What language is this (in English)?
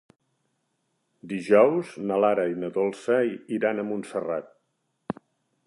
Catalan